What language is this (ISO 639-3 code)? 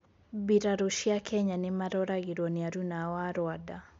kik